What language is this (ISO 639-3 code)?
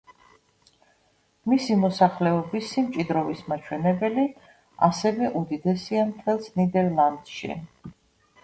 kat